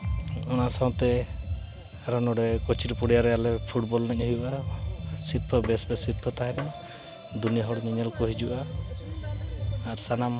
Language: Santali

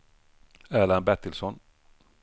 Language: Swedish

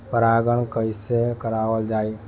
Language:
Bhojpuri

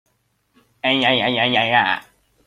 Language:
Hakha Chin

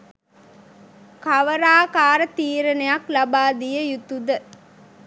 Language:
Sinhala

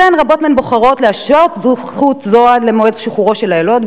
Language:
Hebrew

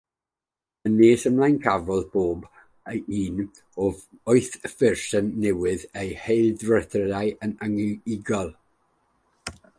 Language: Welsh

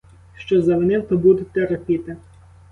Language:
Ukrainian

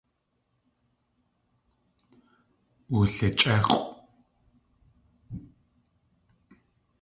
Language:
Tlingit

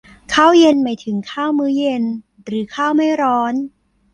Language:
Thai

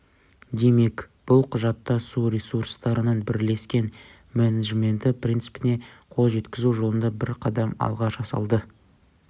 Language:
Kazakh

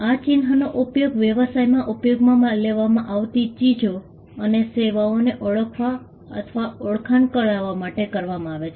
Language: Gujarati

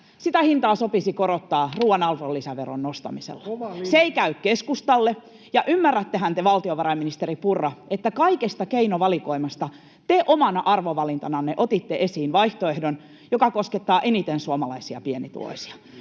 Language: Finnish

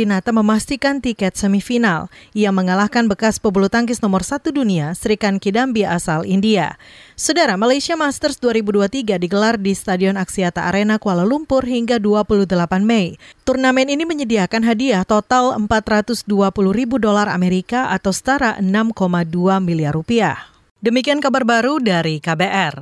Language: Indonesian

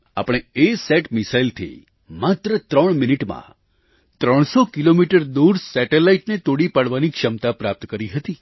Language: Gujarati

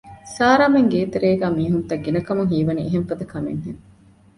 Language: Divehi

